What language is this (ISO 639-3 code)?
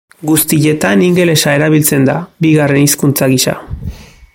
eus